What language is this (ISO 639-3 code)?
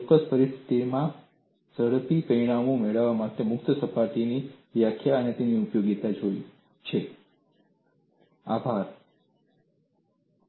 guj